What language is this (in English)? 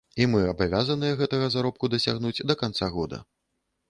Belarusian